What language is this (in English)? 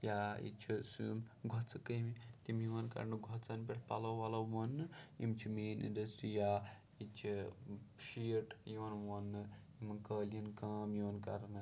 Kashmiri